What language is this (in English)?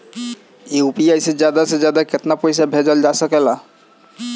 Bhojpuri